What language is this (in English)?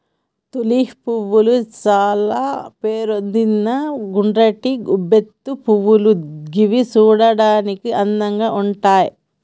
Telugu